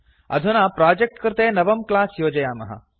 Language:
Sanskrit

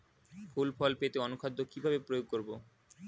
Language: Bangla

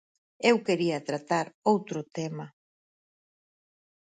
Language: Galician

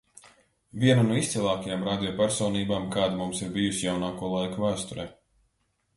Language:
Latvian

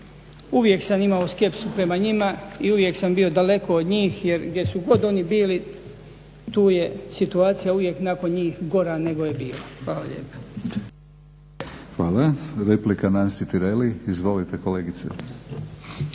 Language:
Croatian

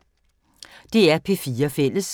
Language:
Danish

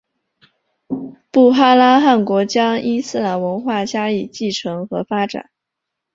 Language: Chinese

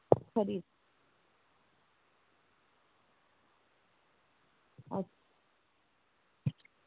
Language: Dogri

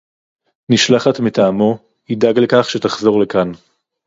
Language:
Hebrew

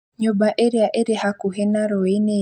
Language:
Kikuyu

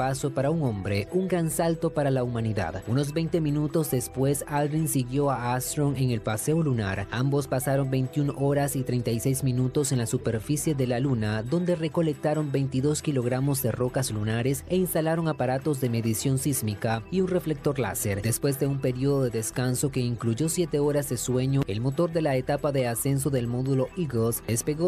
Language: Spanish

